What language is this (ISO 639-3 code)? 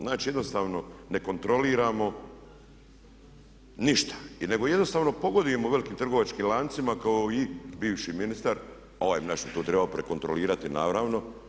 hrv